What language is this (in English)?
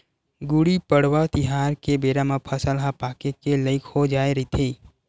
Chhattisgarhi